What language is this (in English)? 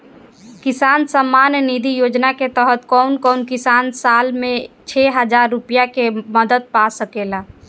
Bhojpuri